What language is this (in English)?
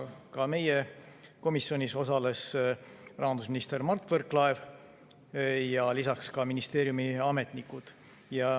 Estonian